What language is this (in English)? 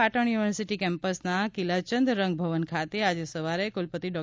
Gujarati